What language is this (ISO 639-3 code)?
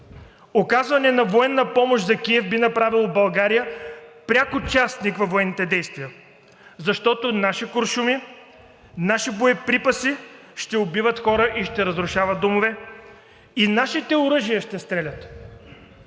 bul